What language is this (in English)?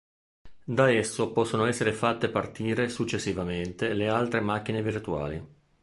Italian